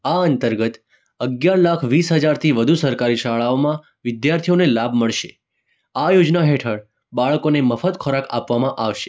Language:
Gujarati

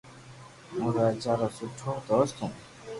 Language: Loarki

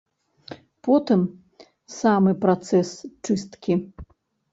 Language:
Belarusian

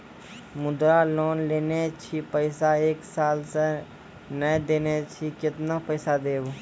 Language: Maithili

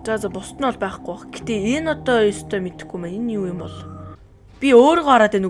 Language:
Dutch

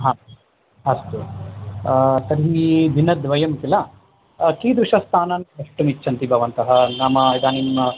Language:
Sanskrit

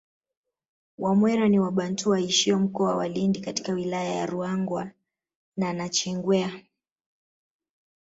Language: Swahili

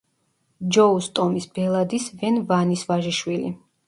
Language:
Georgian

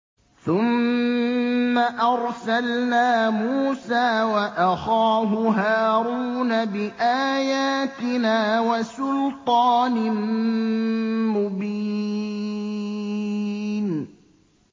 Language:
Arabic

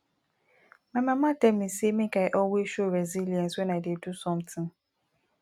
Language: Nigerian Pidgin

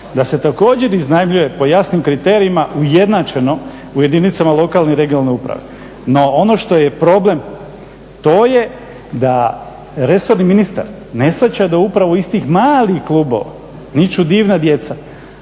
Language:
Croatian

